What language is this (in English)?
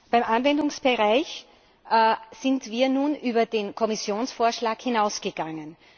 German